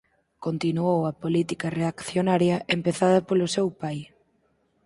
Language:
Galician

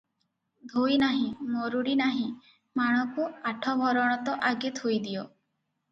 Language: Odia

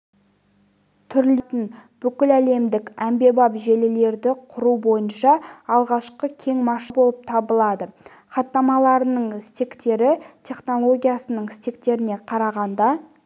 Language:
Kazakh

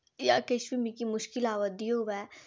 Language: Dogri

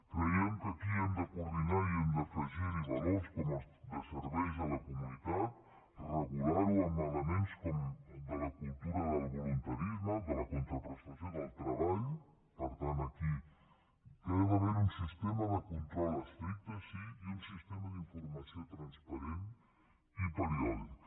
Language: Catalan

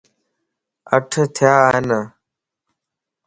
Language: Lasi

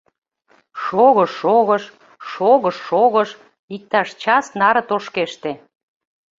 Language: Mari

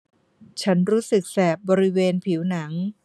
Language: Thai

